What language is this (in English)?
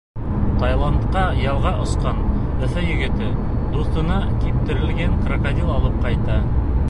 Bashkir